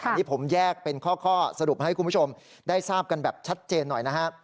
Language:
Thai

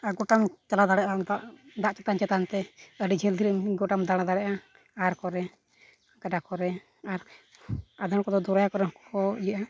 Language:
Santali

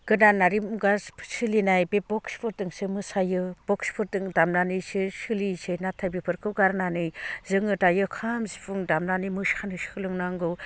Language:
Bodo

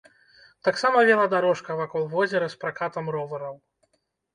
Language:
Belarusian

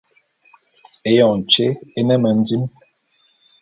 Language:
Bulu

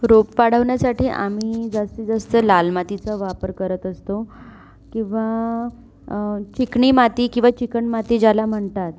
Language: Marathi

